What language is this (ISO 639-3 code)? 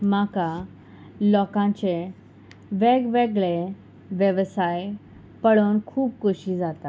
kok